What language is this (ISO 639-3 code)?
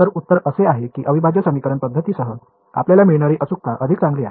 mar